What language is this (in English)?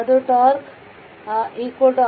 Kannada